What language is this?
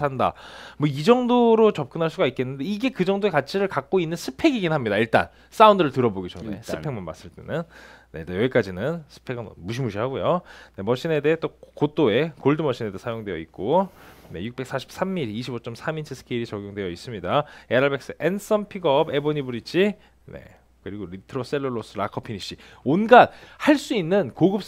Korean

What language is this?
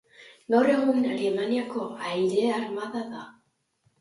Basque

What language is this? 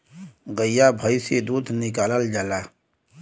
Bhojpuri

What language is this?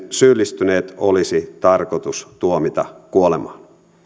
Finnish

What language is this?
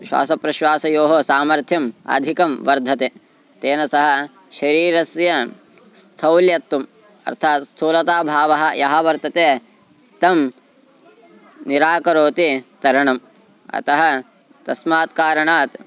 Sanskrit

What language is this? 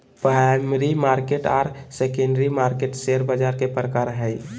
Magahi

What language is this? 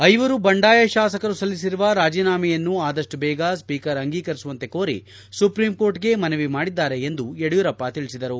Kannada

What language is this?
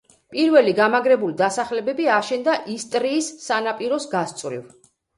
Georgian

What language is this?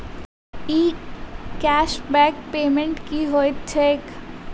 Maithili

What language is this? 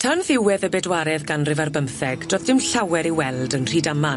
Welsh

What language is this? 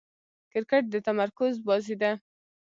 Pashto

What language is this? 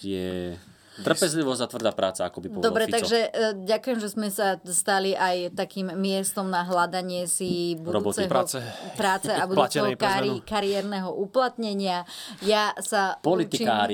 Slovak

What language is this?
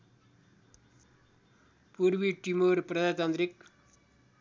Nepali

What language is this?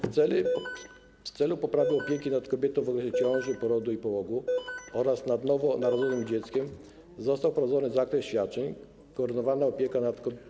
Polish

